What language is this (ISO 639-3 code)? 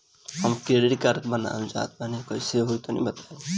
bho